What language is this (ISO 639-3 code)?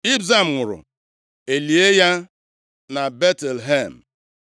ibo